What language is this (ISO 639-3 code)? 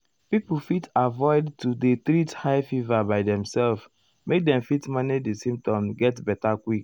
pcm